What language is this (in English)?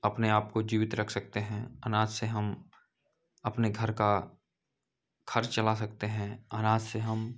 Hindi